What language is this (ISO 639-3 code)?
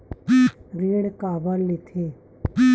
hne